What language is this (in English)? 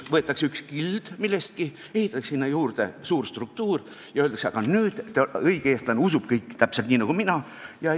Estonian